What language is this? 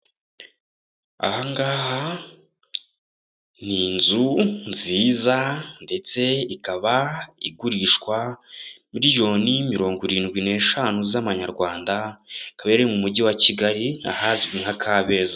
Kinyarwanda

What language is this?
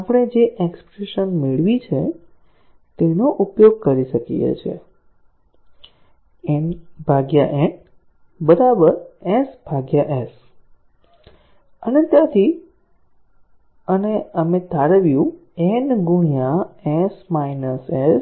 Gujarati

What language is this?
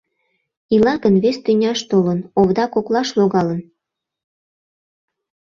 Mari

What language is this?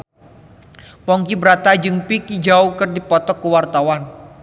Sundanese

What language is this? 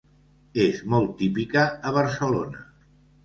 Catalan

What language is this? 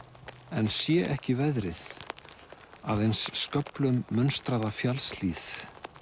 Icelandic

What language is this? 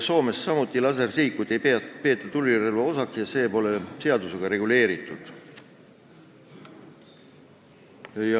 Estonian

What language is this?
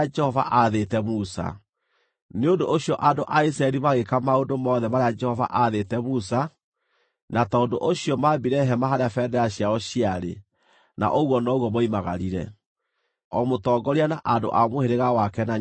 Kikuyu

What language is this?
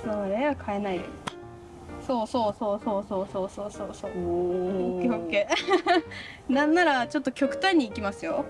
Japanese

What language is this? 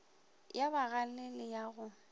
Northern Sotho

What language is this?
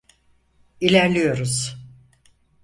Turkish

